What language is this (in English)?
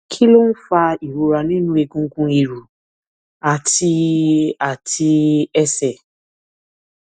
Yoruba